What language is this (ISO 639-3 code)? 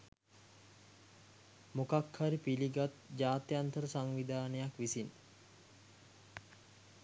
sin